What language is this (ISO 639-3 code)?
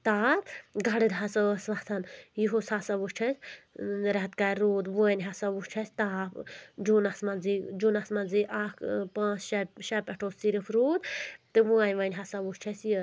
kas